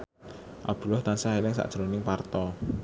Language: Javanese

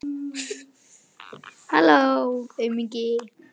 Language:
Icelandic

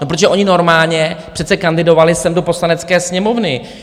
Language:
Czech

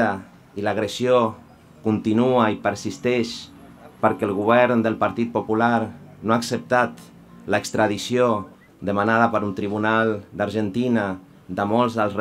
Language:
Spanish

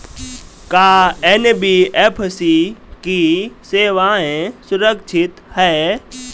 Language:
Bhojpuri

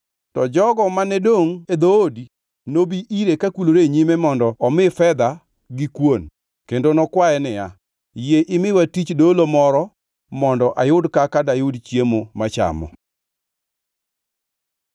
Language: Luo (Kenya and Tanzania)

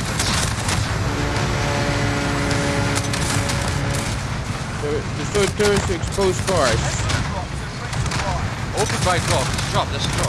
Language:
English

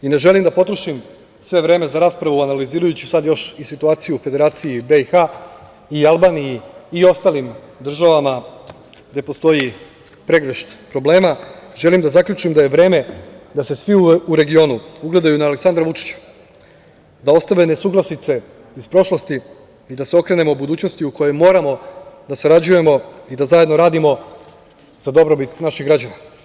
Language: Serbian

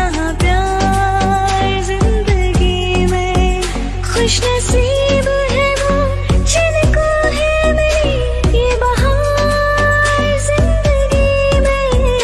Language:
Hindi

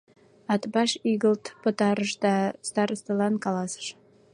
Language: Mari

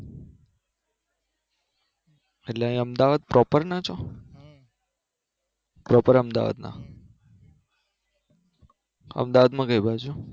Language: Gujarati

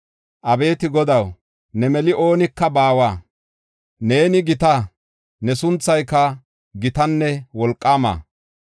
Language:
Gofa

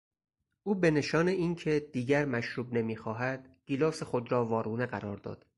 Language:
Persian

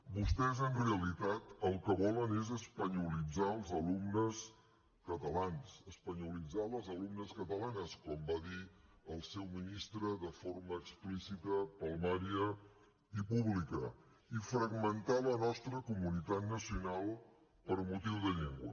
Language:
Catalan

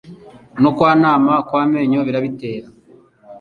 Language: Kinyarwanda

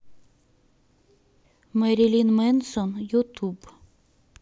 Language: Russian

